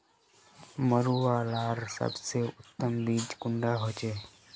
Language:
Magahi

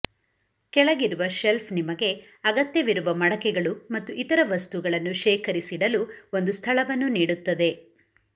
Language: Kannada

